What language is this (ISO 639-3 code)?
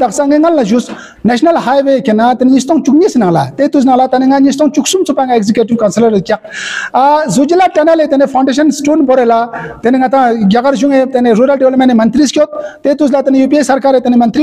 ron